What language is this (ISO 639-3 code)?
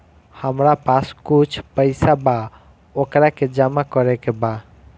bho